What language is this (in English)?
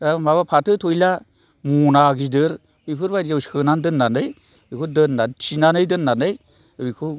Bodo